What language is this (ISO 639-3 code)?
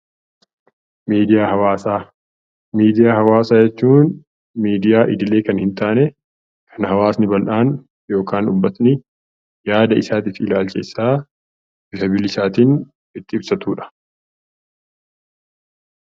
orm